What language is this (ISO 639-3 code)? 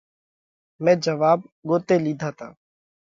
kvx